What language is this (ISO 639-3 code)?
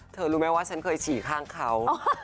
tha